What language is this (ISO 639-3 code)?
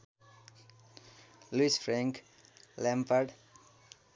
nep